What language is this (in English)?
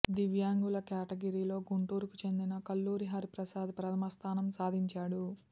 Telugu